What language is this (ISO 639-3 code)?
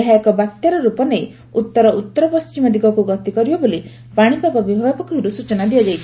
ori